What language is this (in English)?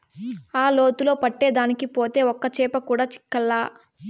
Telugu